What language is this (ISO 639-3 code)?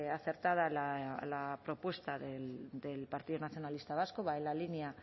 spa